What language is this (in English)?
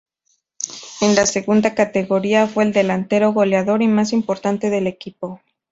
Spanish